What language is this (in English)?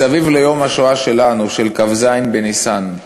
Hebrew